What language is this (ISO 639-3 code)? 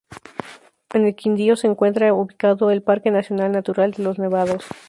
spa